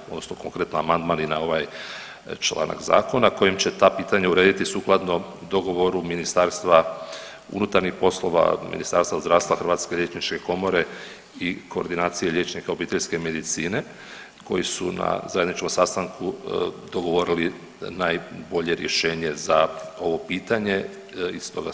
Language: Croatian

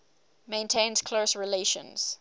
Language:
English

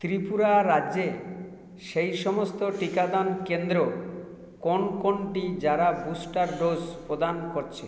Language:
Bangla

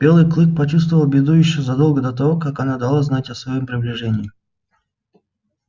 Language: Russian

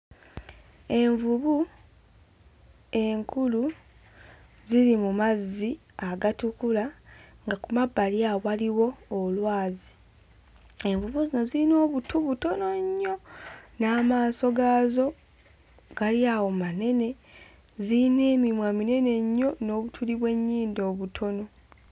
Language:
Ganda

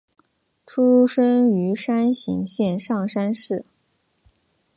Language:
Chinese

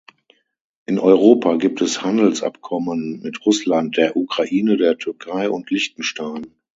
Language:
German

